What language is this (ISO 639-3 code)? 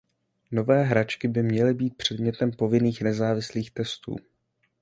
ces